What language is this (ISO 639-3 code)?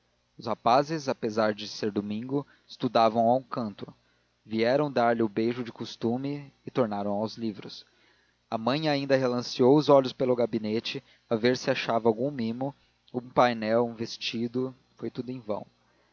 por